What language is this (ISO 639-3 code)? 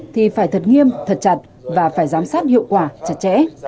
vie